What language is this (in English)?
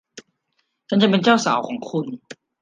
Thai